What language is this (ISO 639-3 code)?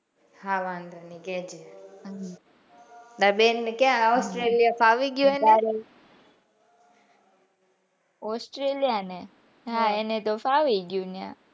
guj